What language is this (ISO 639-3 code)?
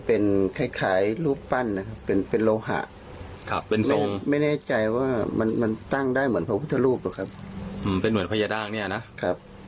tha